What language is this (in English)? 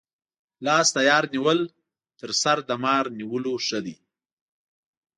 Pashto